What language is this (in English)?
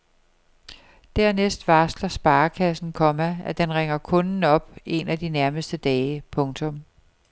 Danish